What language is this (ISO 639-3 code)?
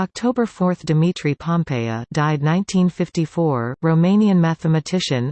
eng